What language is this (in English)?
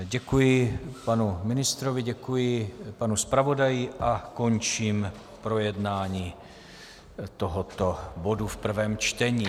Czech